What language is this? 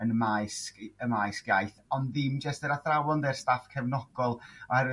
Welsh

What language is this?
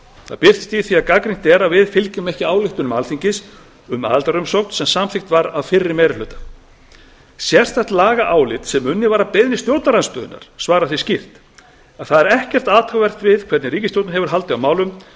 Icelandic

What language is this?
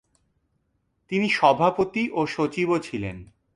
Bangla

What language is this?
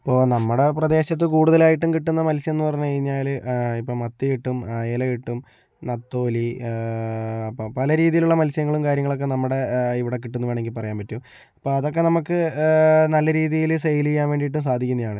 Malayalam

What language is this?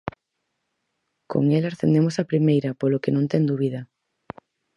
Galician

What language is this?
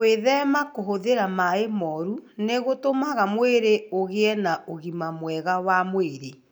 Kikuyu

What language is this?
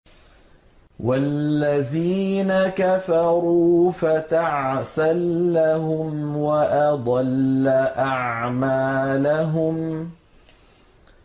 Arabic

